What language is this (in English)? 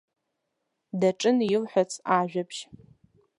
Abkhazian